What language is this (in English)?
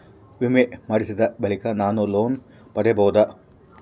Kannada